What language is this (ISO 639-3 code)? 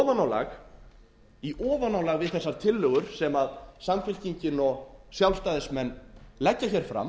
isl